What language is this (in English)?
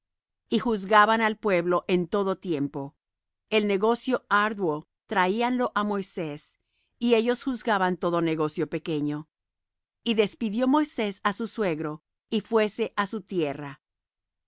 Spanish